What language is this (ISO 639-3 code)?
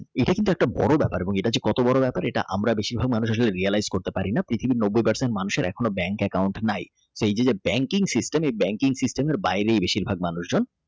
ben